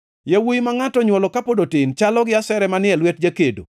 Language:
Luo (Kenya and Tanzania)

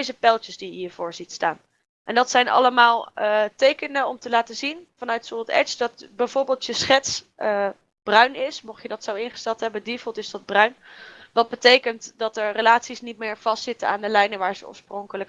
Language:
Dutch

